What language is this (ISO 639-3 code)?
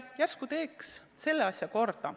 est